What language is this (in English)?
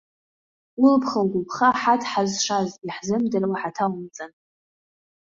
Abkhazian